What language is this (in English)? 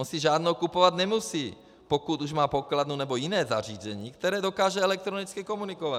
Czech